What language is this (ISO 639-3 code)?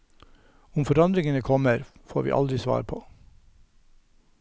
nor